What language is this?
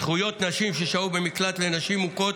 Hebrew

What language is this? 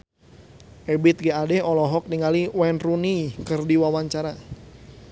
Sundanese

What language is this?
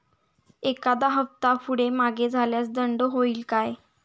Marathi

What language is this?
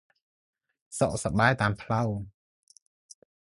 Khmer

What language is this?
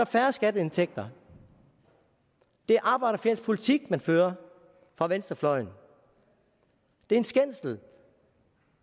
Danish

